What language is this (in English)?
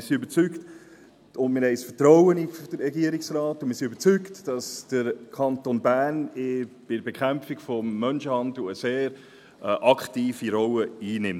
Swiss German